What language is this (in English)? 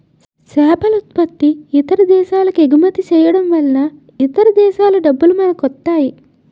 Telugu